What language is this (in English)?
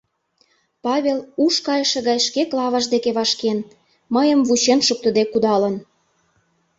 Mari